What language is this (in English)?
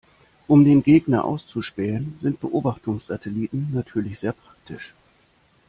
German